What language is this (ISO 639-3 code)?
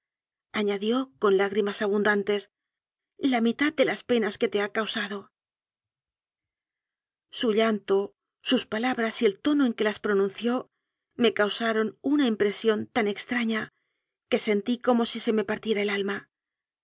spa